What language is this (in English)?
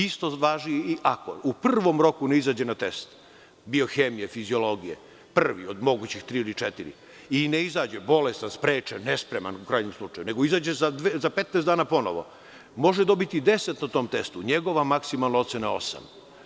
Serbian